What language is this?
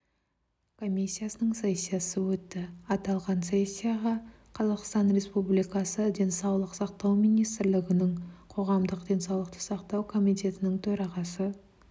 Kazakh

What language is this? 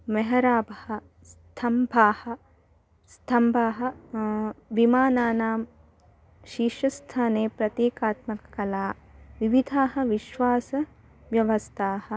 Sanskrit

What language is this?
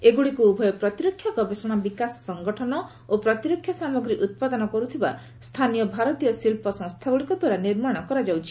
Odia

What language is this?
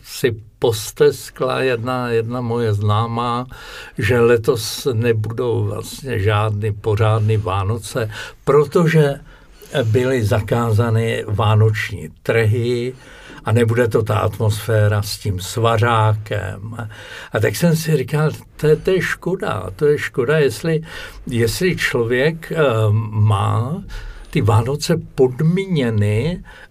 Czech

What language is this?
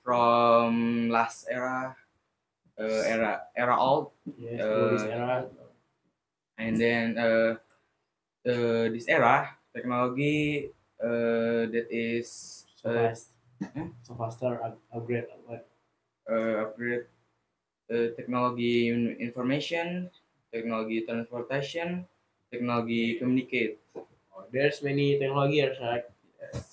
English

